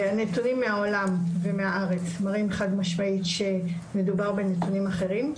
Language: Hebrew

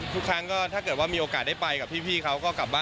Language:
Thai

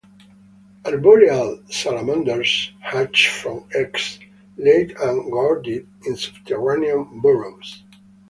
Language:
English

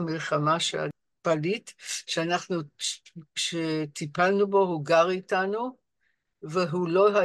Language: Hebrew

